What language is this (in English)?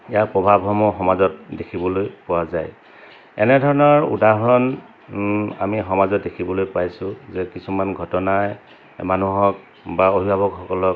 Assamese